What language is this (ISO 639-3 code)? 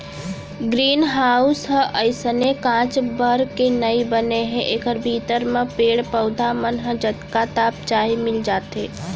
hne